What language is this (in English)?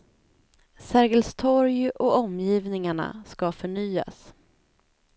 Swedish